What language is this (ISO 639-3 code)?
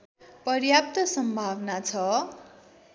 nep